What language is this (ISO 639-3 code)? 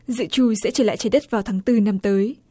vie